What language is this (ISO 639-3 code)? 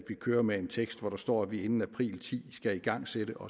dan